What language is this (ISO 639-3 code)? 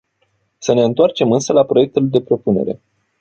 ron